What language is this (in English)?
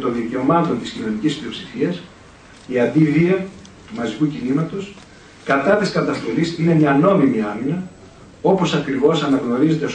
Greek